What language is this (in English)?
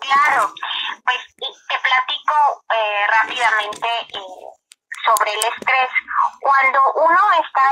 Spanish